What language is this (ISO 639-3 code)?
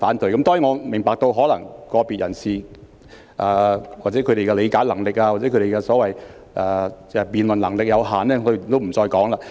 yue